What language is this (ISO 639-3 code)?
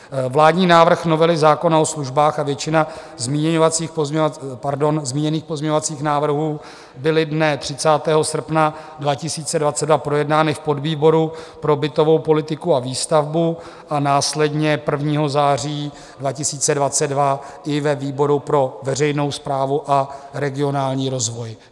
ces